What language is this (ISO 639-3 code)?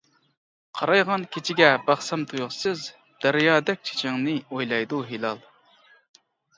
uig